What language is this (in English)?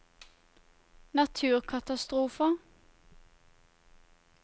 Norwegian